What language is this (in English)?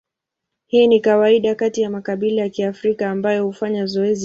Swahili